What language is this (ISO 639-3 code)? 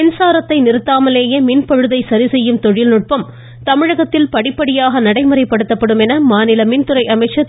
tam